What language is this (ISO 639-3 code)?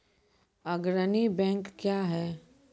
mai